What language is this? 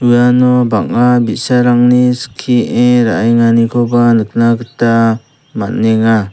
Garo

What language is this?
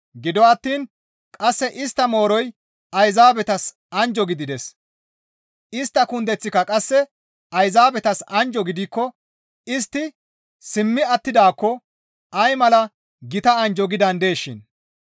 Gamo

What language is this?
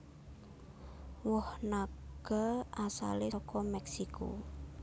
Javanese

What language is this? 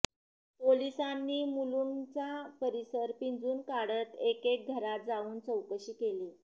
Marathi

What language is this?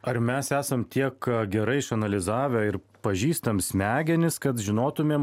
Lithuanian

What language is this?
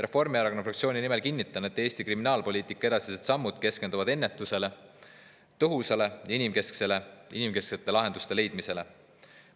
Estonian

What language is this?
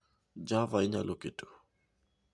Luo (Kenya and Tanzania)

